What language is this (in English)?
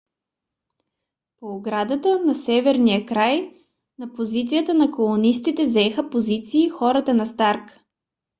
Bulgarian